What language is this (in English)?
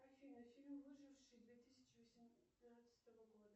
Russian